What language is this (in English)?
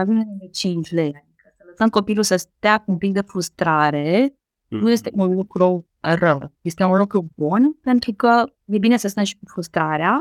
Romanian